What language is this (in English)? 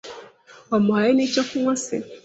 Kinyarwanda